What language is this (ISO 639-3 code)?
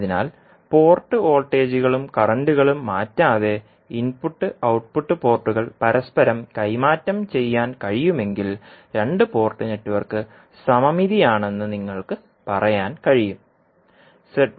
mal